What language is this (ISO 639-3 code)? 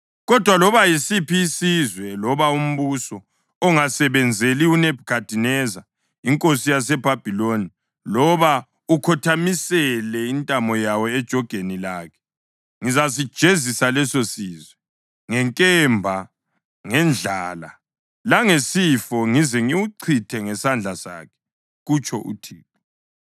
nde